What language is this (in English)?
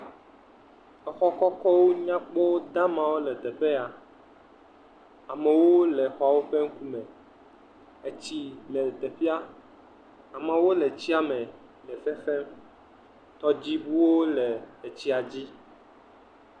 Ewe